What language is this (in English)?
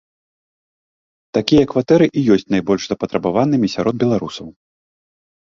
Belarusian